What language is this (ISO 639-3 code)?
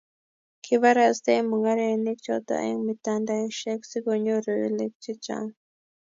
kln